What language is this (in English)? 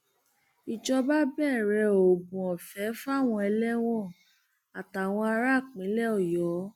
Yoruba